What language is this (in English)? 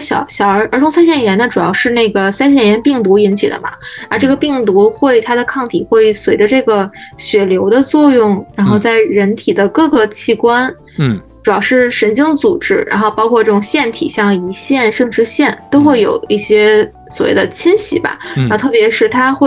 Chinese